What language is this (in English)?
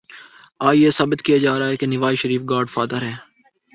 Urdu